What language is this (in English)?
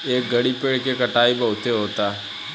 Bhojpuri